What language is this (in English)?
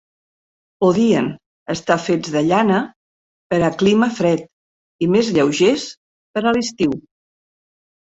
Catalan